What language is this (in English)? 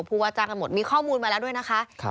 Thai